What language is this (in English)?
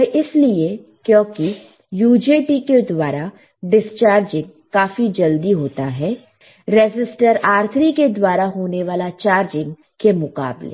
Hindi